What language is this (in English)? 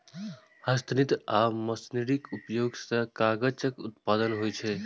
Maithili